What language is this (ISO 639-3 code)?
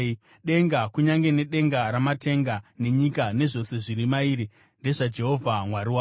sna